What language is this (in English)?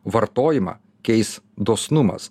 Lithuanian